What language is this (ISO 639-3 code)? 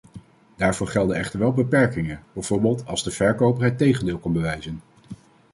nld